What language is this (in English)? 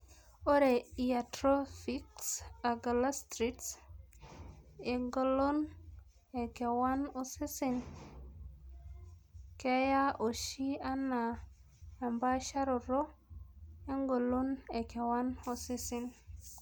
Masai